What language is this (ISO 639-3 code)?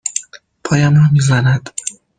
fas